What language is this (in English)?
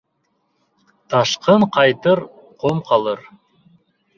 Bashkir